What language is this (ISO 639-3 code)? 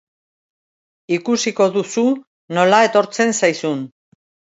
eus